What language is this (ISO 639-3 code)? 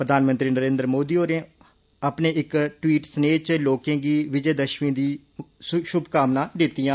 doi